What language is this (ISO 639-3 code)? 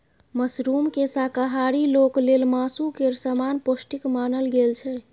mai